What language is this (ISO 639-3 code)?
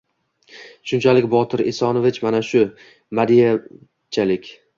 uzb